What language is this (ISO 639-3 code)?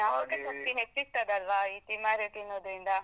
kan